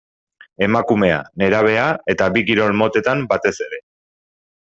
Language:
Basque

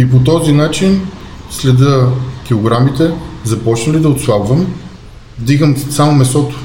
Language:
Bulgarian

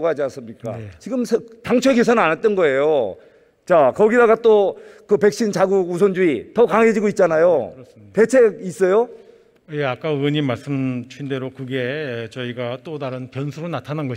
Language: Korean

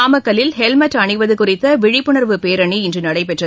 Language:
Tamil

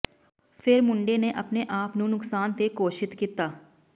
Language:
Punjabi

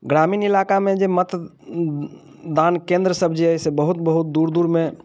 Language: Maithili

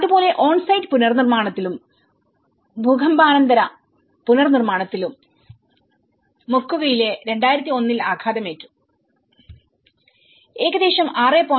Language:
Malayalam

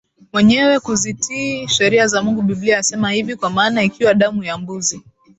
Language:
Swahili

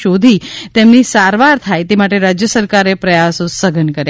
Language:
Gujarati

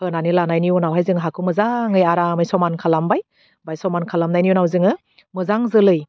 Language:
Bodo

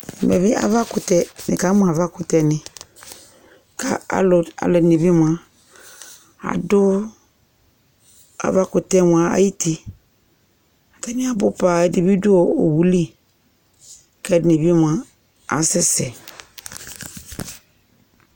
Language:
Ikposo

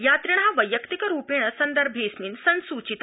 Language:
Sanskrit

